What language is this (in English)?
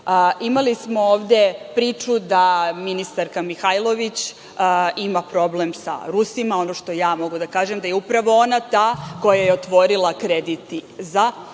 Serbian